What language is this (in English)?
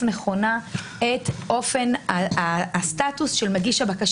Hebrew